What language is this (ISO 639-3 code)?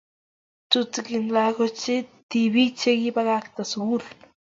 kln